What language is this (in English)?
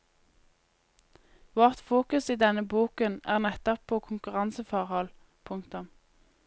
Norwegian